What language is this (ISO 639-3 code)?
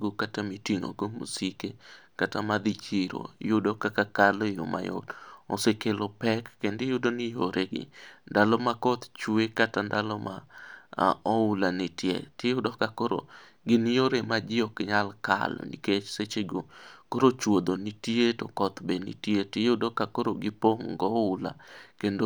luo